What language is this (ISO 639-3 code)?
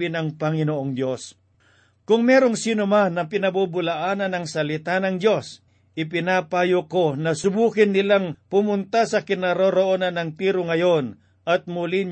fil